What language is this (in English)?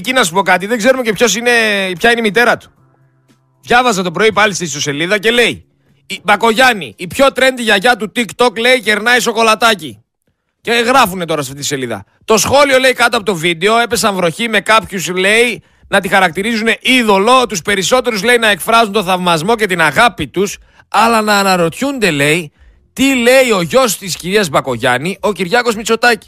Greek